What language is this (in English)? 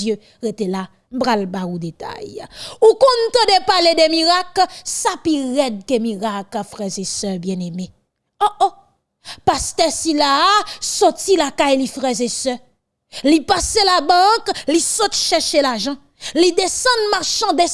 French